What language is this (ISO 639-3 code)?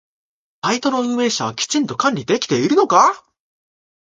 jpn